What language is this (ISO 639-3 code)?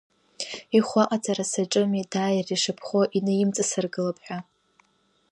abk